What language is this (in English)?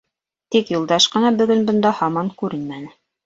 Bashkir